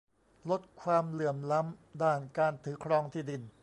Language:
Thai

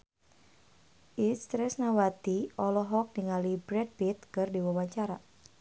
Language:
Sundanese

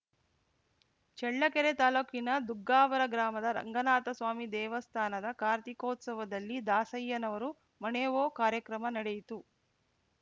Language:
Kannada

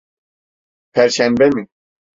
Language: Turkish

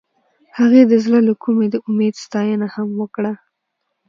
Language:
Pashto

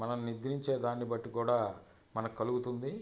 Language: Telugu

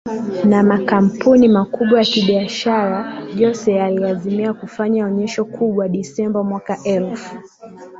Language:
Swahili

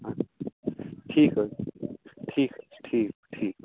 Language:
Kashmiri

